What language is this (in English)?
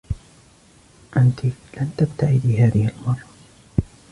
Arabic